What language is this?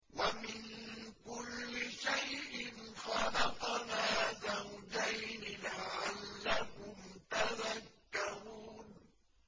Arabic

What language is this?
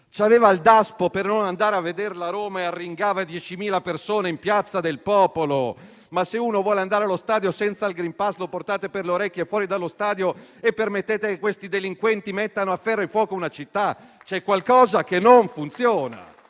Italian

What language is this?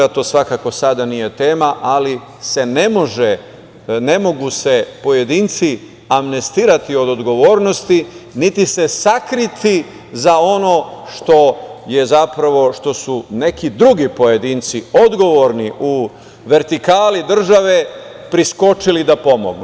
Serbian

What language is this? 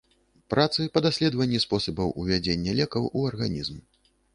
Belarusian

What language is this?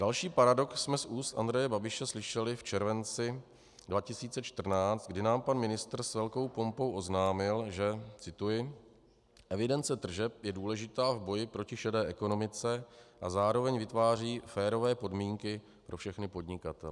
Czech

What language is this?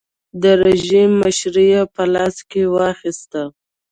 Pashto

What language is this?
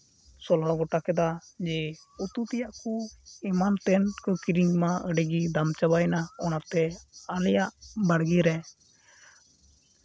Santali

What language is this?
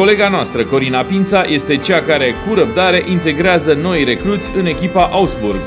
Romanian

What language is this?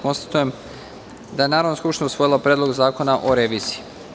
Serbian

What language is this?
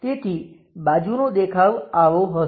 Gujarati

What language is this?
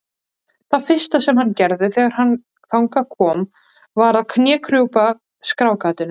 Icelandic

